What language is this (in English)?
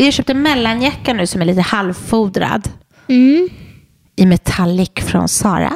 Swedish